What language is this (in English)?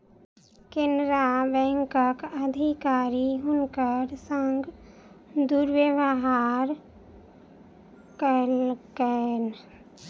Maithili